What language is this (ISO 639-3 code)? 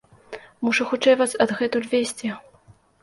bel